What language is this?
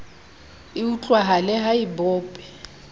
Southern Sotho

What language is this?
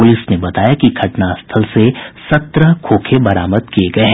Hindi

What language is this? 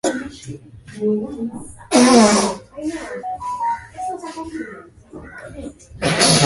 Swahili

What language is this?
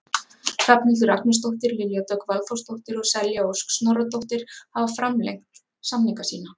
Icelandic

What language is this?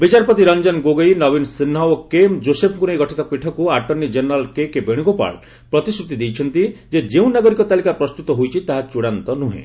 Odia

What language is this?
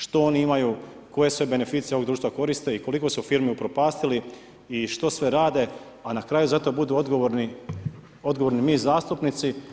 Croatian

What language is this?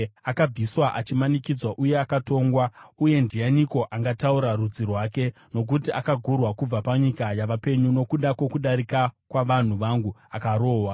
Shona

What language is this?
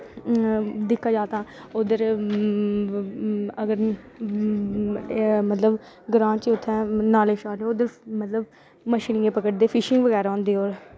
Dogri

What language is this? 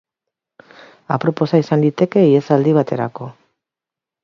Basque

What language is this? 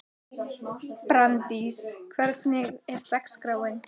Icelandic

